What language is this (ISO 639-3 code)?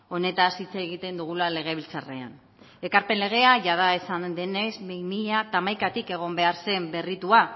eus